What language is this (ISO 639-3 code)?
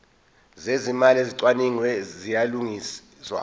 zul